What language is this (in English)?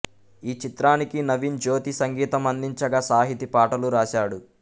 Telugu